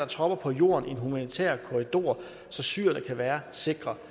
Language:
Danish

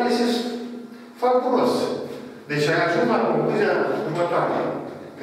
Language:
Romanian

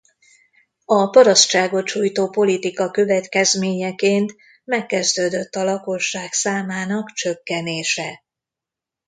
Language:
Hungarian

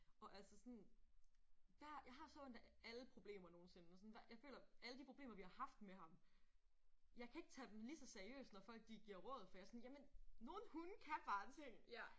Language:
Danish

